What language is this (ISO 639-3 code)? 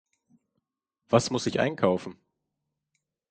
deu